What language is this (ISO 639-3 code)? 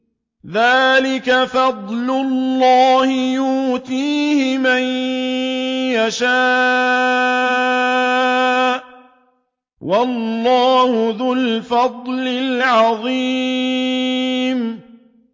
ara